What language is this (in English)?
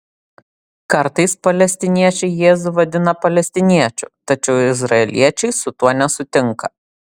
Lithuanian